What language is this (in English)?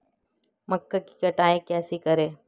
Hindi